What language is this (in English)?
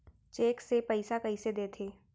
Chhattisgarhi